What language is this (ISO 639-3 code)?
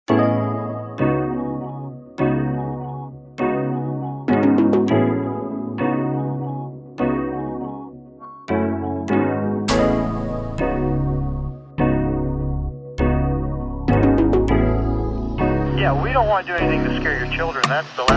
eng